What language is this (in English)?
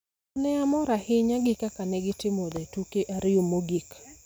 Luo (Kenya and Tanzania)